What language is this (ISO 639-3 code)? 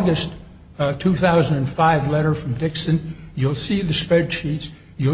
eng